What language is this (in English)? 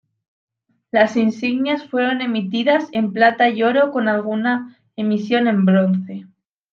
Spanish